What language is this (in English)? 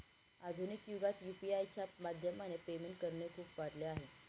Marathi